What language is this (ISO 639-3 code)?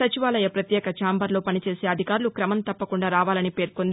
tel